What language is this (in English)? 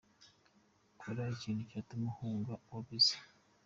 Kinyarwanda